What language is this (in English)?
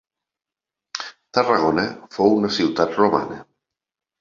Catalan